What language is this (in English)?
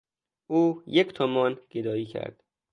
Persian